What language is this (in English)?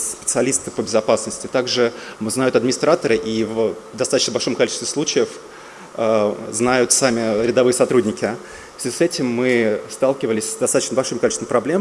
Russian